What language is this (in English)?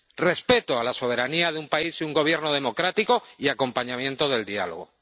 Spanish